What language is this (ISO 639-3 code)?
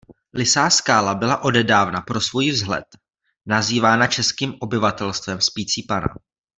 ces